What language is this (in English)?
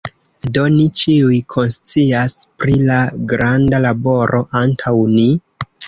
Esperanto